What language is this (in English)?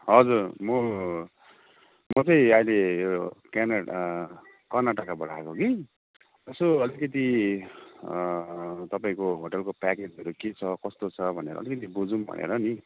Nepali